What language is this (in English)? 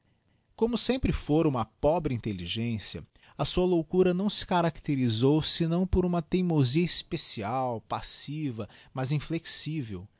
Portuguese